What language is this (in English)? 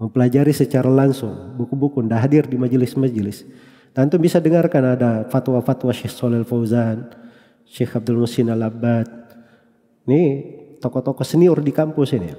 Indonesian